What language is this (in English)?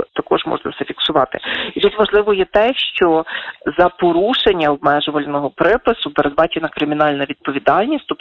Ukrainian